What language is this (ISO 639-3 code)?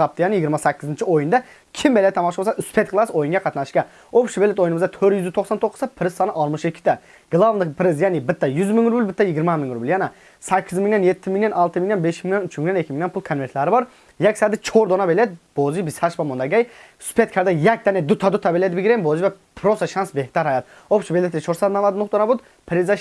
tur